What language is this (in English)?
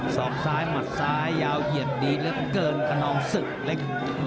Thai